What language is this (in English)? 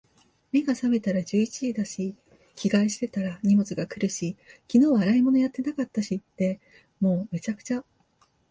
Japanese